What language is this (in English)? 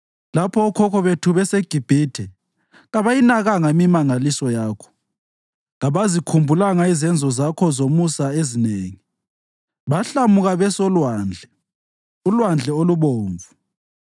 North Ndebele